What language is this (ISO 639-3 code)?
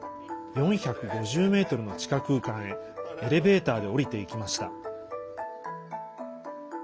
jpn